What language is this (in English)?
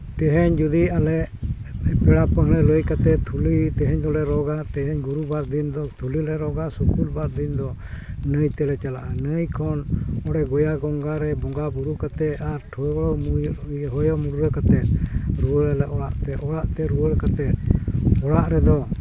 Santali